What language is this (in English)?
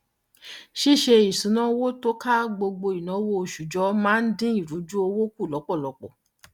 Yoruba